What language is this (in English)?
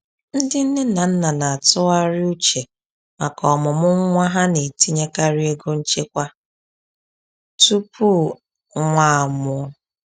Igbo